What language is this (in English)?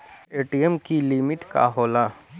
Bhojpuri